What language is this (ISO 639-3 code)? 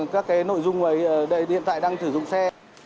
vie